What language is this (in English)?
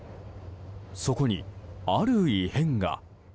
Japanese